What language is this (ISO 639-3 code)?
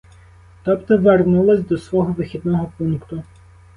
ukr